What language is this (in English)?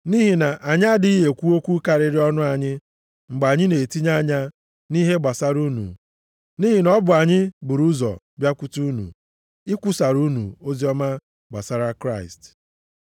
Igbo